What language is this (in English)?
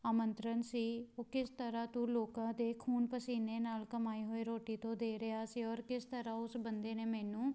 Punjabi